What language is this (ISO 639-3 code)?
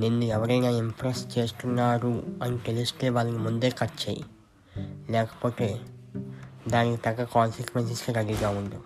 tel